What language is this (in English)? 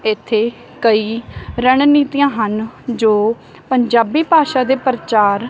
Punjabi